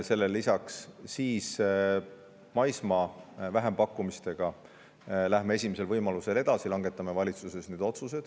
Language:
Estonian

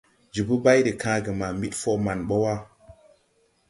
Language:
Tupuri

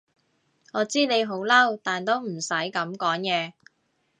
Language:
Cantonese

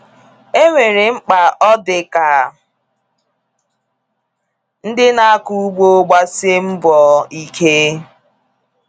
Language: Igbo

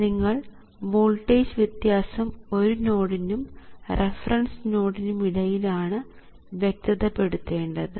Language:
Malayalam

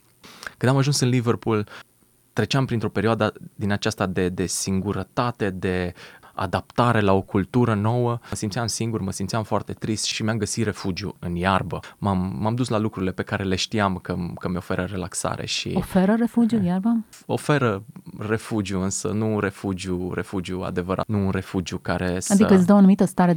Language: Romanian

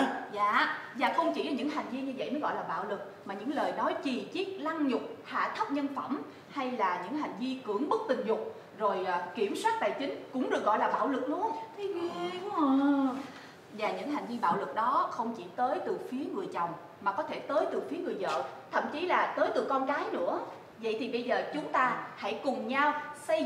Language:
Vietnamese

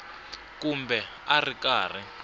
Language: Tsonga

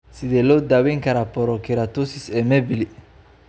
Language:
Somali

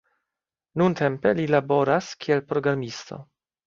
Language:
Esperanto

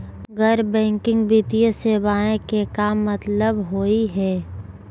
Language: Magahi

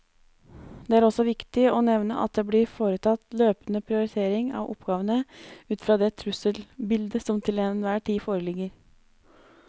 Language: Norwegian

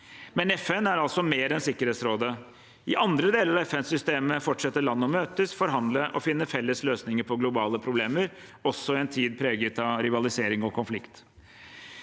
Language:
Norwegian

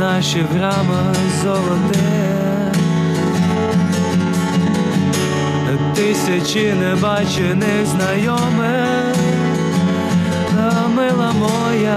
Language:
Ukrainian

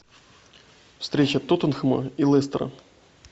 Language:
Russian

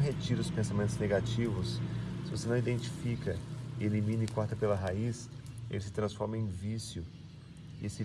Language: Portuguese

